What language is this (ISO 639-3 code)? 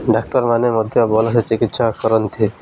ori